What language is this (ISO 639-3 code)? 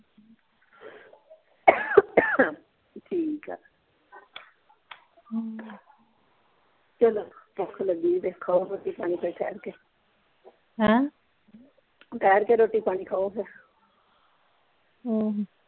pan